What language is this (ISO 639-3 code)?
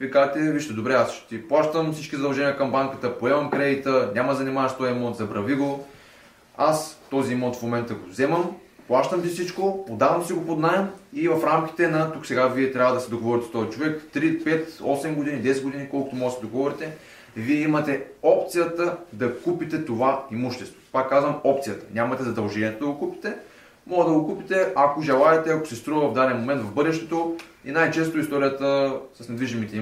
bul